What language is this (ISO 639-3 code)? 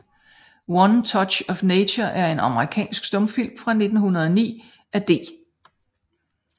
dan